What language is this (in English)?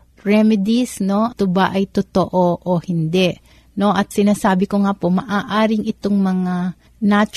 Filipino